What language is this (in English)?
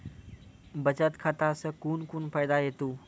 Maithili